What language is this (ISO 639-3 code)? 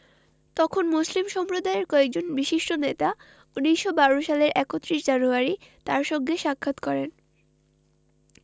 ben